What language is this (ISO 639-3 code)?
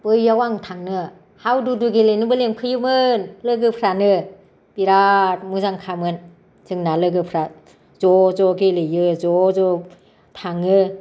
brx